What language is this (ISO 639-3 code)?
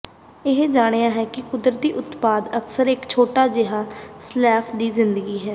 pan